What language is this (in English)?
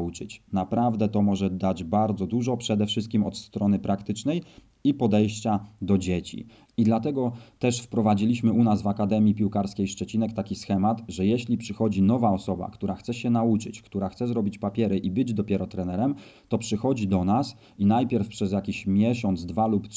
Polish